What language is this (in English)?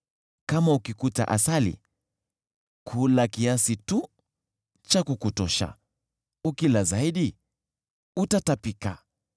Swahili